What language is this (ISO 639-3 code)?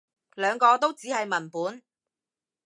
yue